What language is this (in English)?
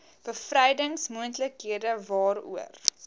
Afrikaans